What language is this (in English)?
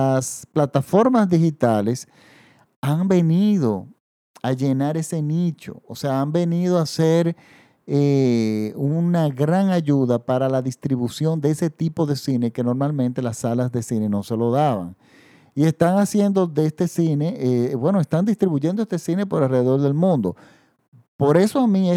Spanish